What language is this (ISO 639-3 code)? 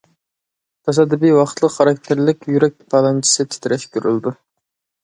uig